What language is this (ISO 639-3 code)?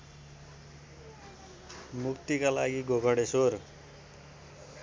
nep